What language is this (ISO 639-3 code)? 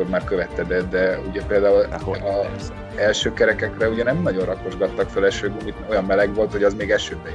hun